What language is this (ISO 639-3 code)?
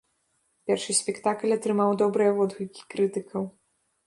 bel